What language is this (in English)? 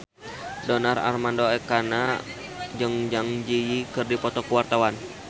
Sundanese